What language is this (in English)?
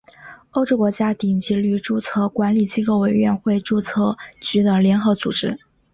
Chinese